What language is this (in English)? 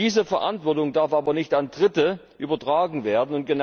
German